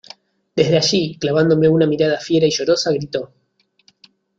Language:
Spanish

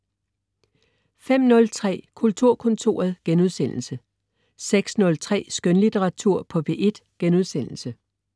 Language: Danish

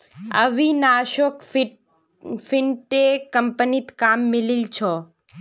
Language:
Magahi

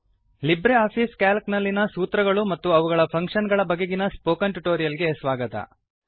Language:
Kannada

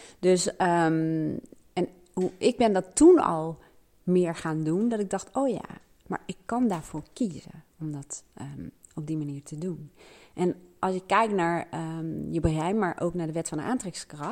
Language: Dutch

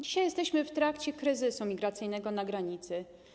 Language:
Polish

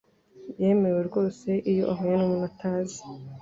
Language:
Kinyarwanda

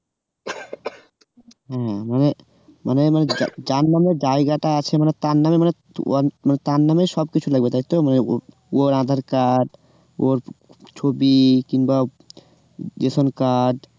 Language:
Bangla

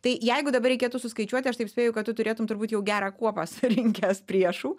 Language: Lithuanian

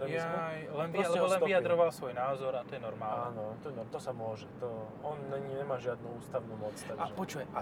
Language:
Slovak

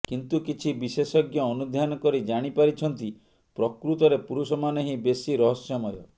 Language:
Odia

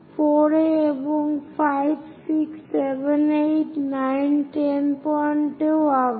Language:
Bangla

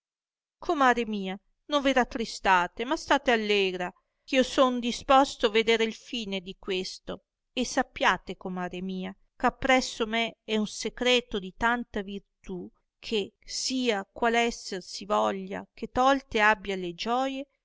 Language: Italian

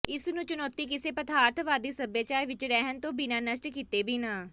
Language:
Punjabi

